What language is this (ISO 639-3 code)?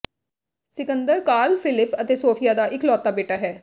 pan